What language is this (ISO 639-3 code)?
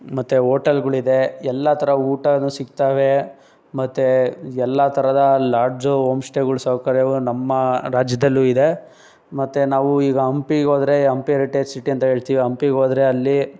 kan